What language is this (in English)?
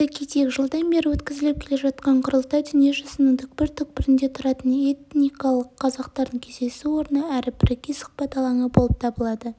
Kazakh